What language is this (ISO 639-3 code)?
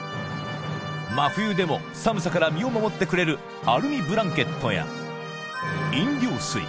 jpn